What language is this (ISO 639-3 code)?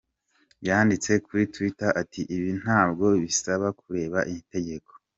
kin